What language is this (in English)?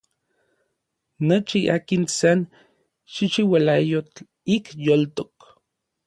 Orizaba Nahuatl